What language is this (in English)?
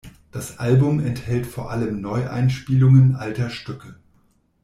German